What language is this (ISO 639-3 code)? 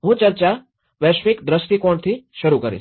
guj